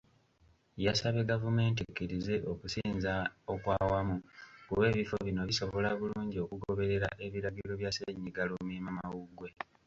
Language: Ganda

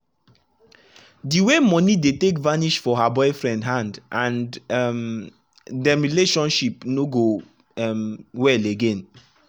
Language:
Nigerian Pidgin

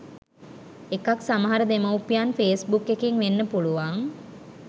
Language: Sinhala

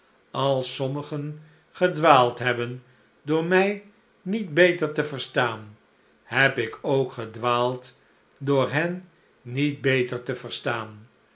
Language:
Dutch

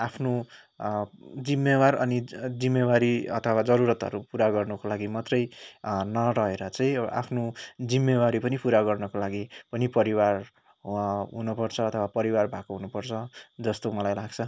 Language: Nepali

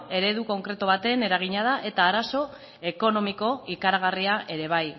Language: Basque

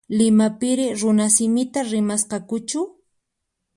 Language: Puno Quechua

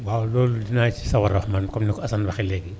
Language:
Wolof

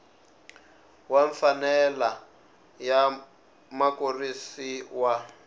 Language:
Tsonga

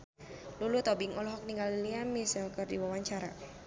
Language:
Sundanese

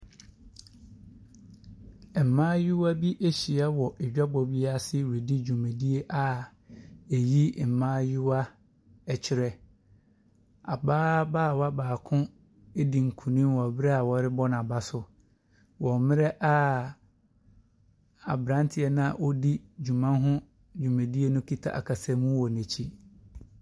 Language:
Akan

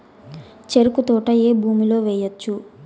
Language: Telugu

